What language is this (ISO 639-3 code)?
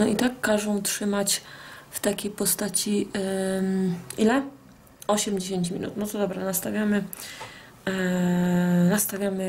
pol